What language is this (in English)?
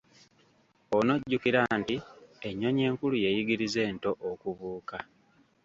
Ganda